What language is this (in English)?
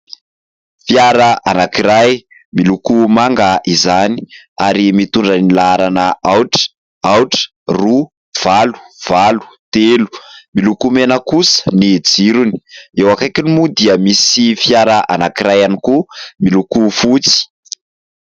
Malagasy